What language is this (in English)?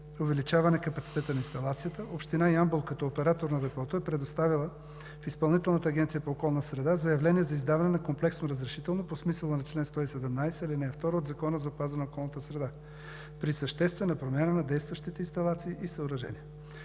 Bulgarian